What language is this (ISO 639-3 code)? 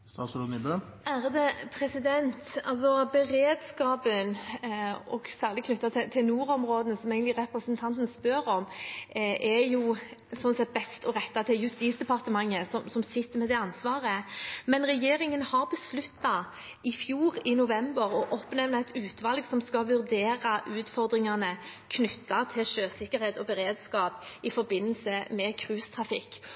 nob